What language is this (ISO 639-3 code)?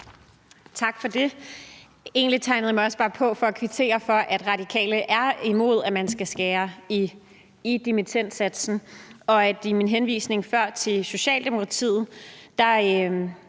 dan